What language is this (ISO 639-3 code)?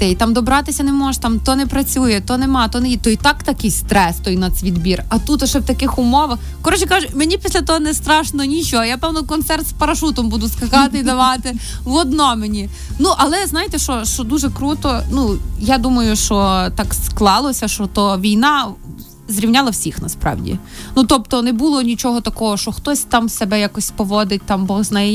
ukr